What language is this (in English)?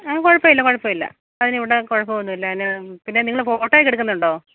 Malayalam